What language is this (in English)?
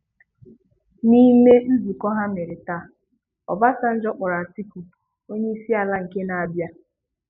Igbo